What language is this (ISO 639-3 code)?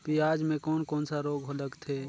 hne